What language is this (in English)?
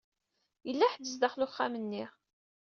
Kabyle